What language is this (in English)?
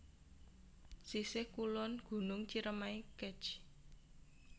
Javanese